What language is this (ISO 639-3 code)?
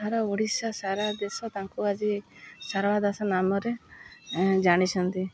ori